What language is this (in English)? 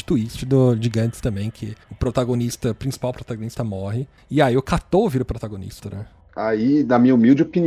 Portuguese